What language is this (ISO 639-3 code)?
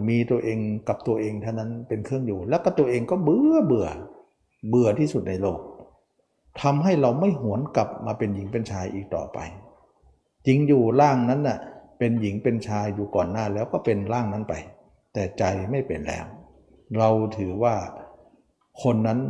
tha